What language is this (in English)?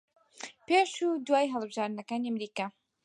Central Kurdish